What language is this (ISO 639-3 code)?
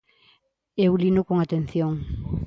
glg